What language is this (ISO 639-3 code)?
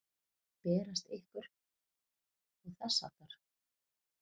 isl